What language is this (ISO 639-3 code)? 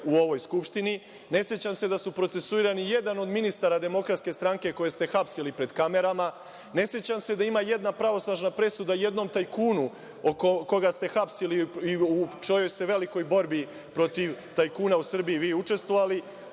srp